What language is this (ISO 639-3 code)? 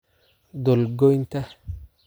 som